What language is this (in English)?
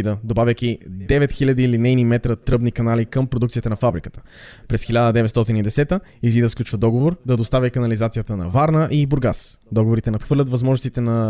Bulgarian